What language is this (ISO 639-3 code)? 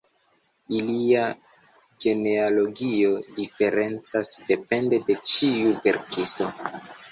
epo